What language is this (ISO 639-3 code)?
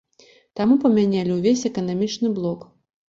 bel